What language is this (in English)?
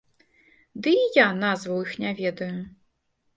Belarusian